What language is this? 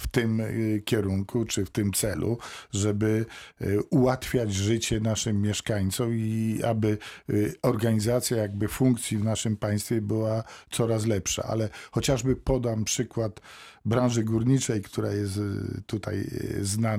Polish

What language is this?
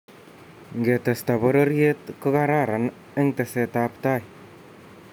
Kalenjin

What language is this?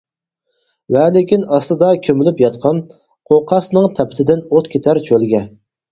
Uyghur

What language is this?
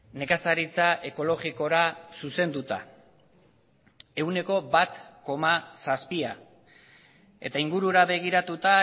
Basque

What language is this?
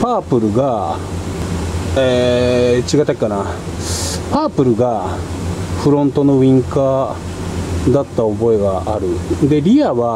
Japanese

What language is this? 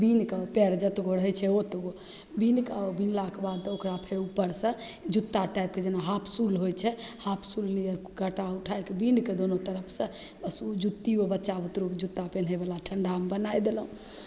Maithili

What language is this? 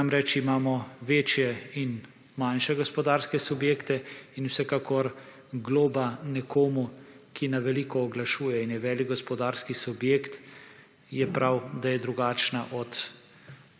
Slovenian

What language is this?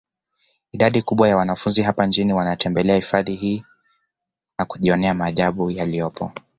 Swahili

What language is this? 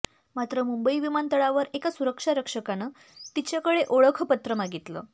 Marathi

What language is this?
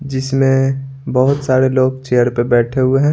Hindi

